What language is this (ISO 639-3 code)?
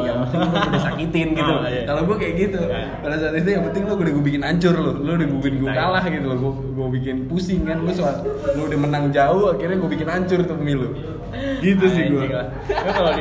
ind